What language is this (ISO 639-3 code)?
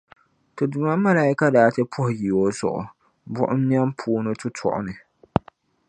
dag